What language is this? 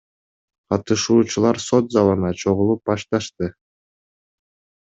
Kyrgyz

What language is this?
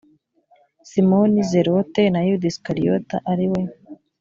Kinyarwanda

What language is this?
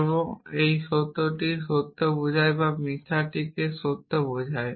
Bangla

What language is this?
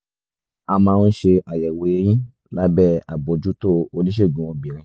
Yoruba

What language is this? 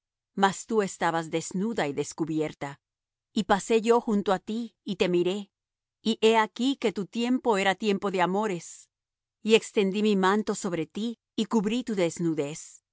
Spanish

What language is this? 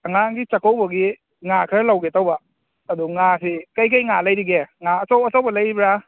Manipuri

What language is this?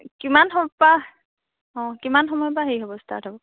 Assamese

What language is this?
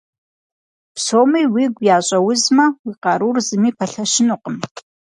Kabardian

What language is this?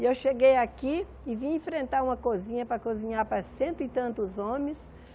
Portuguese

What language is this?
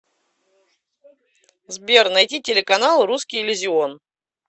Russian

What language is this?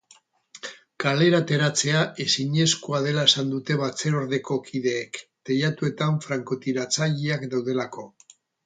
Basque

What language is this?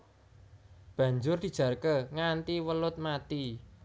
Javanese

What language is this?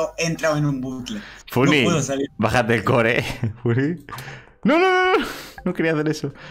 Spanish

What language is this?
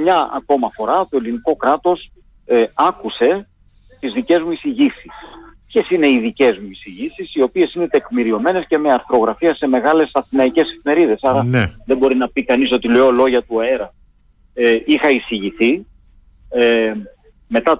Greek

